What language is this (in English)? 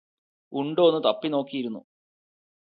Malayalam